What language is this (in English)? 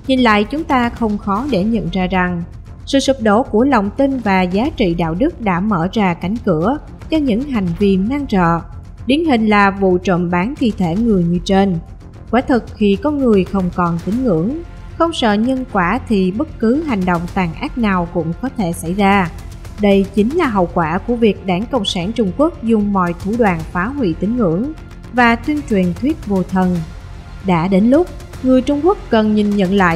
Vietnamese